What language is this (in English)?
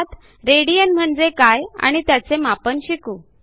Marathi